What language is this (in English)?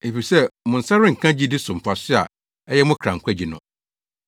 Akan